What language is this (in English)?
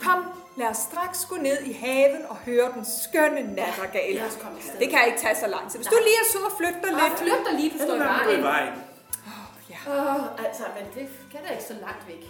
Danish